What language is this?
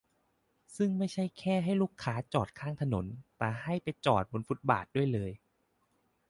Thai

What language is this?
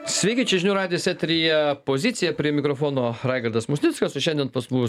Lithuanian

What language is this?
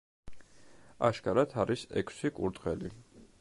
Georgian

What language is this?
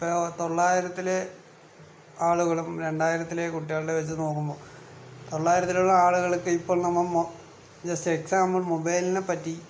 Malayalam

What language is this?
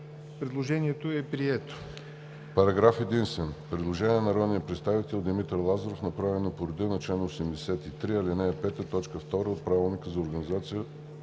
Bulgarian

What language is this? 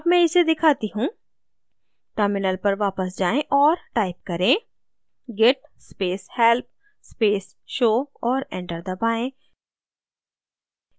Hindi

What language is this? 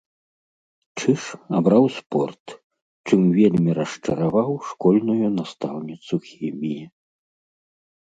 Belarusian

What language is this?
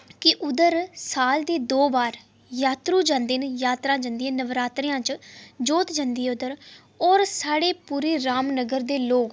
Dogri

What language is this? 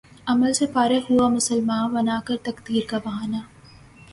Urdu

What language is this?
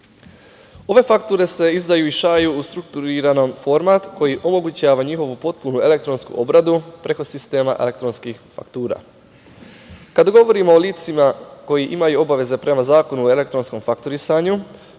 Serbian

